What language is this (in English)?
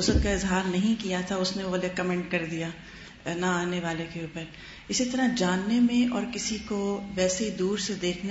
Urdu